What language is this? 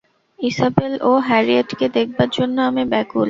Bangla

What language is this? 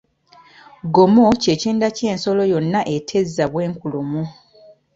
Ganda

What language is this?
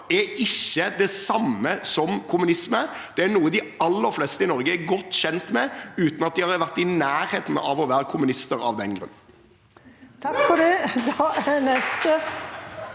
Norwegian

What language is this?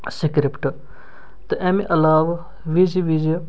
Kashmiri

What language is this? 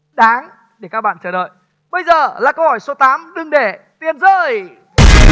Vietnamese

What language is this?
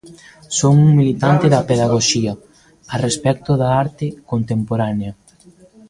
Galician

